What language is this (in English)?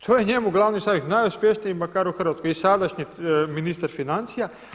Croatian